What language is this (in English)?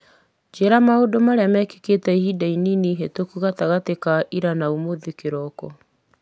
Kikuyu